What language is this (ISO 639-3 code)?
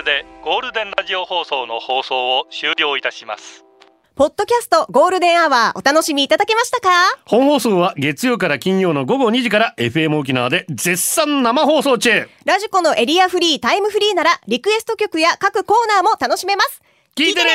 jpn